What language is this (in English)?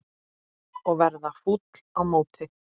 Icelandic